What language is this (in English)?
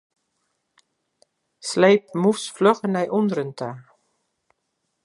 Western Frisian